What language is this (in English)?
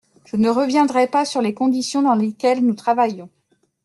French